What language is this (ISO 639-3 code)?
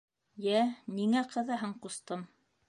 bak